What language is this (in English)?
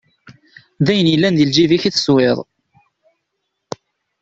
Kabyle